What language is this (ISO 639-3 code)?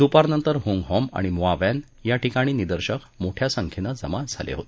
mar